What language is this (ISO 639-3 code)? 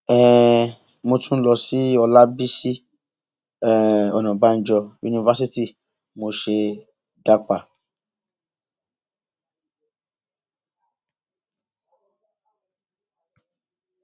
yor